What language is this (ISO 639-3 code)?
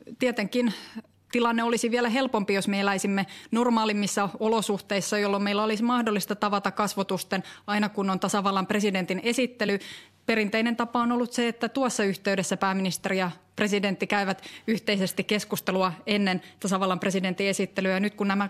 fin